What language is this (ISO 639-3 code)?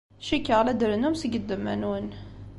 kab